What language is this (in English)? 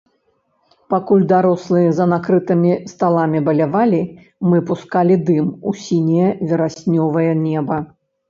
Belarusian